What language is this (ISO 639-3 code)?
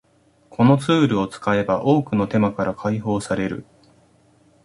jpn